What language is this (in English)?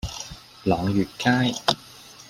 Cantonese